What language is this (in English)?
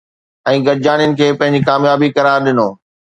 Sindhi